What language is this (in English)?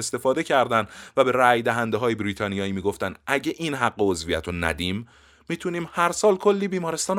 Persian